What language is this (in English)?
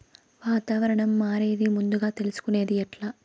Telugu